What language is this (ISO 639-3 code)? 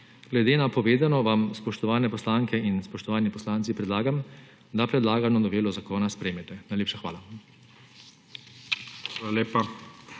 slv